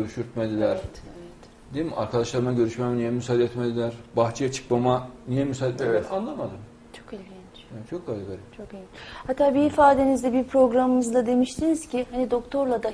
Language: Turkish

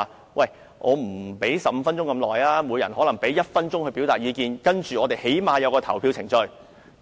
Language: Cantonese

